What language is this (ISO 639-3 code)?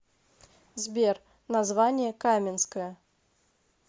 rus